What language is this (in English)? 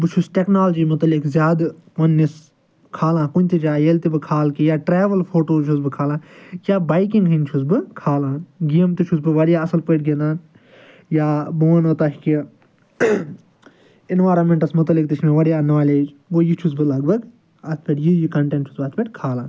Kashmiri